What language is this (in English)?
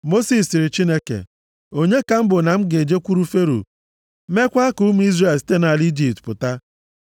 Igbo